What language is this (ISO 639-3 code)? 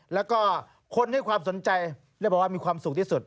tha